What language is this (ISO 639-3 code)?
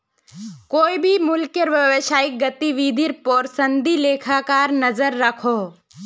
mag